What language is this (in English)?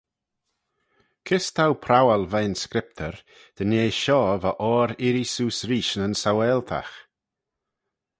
Manx